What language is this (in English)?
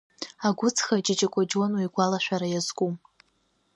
Abkhazian